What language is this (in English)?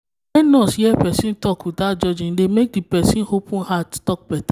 Nigerian Pidgin